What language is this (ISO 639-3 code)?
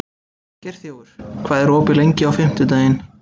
isl